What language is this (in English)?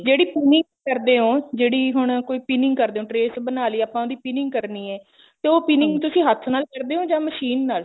Punjabi